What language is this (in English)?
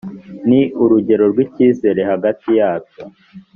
Kinyarwanda